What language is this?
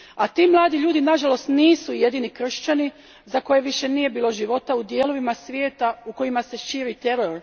Croatian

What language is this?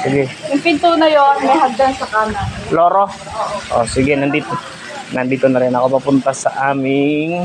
Filipino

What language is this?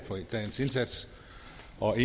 Danish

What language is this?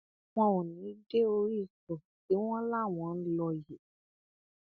Yoruba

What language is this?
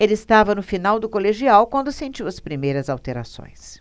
Portuguese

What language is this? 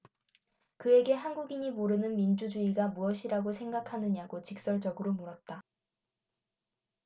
Korean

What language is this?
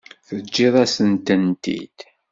Kabyle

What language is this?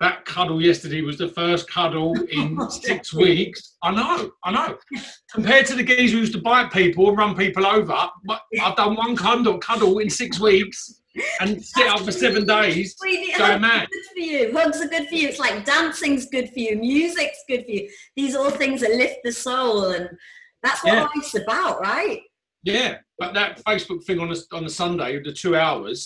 English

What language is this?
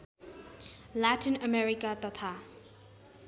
Nepali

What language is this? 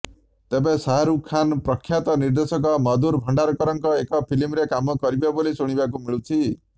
Odia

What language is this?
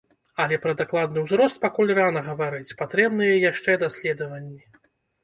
Belarusian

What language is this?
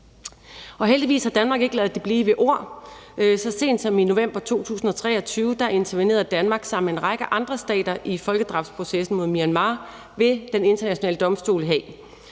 Danish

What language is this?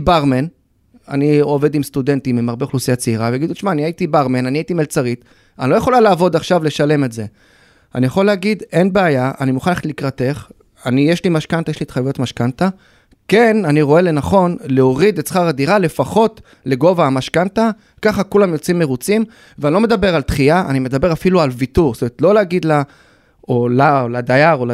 Hebrew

